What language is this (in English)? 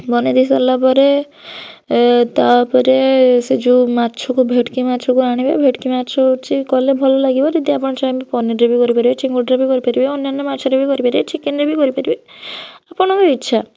Odia